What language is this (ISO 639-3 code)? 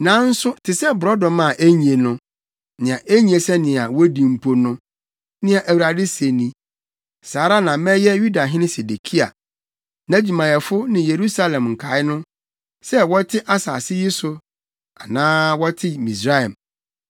aka